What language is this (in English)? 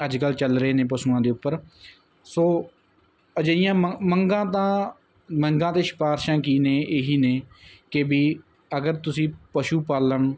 Punjabi